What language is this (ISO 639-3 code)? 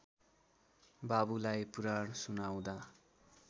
nep